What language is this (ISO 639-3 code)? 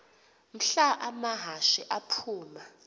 xho